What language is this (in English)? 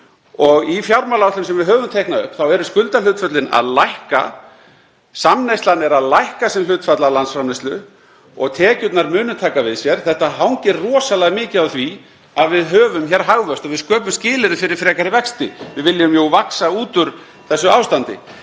Icelandic